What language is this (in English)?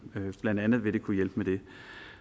Danish